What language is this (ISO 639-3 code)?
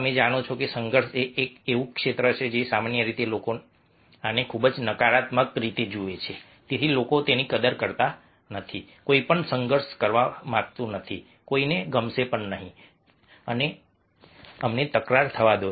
guj